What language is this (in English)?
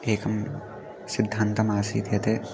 Sanskrit